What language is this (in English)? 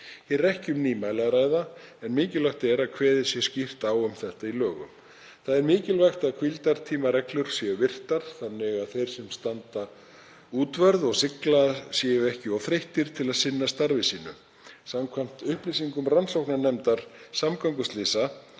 Icelandic